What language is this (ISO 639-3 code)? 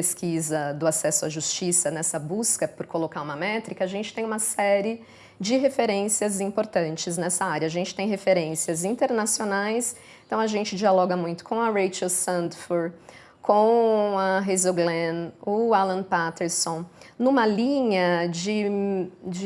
por